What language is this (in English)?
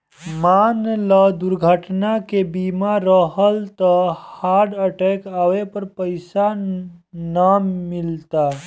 Bhojpuri